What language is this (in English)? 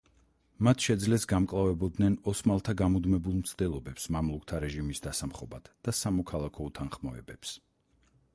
Georgian